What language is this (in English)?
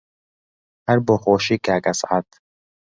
Central Kurdish